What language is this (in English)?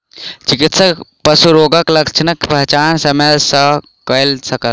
Maithili